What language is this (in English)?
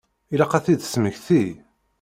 Kabyle